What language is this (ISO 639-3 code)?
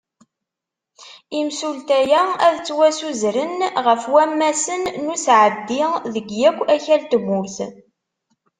kab